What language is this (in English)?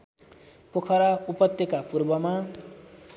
Nepali